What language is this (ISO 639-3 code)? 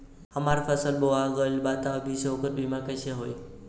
bho